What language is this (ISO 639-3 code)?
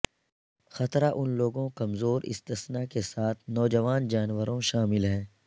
urd